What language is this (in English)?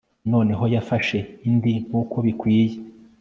Kinyarwanda